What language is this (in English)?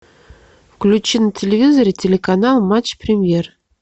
Russian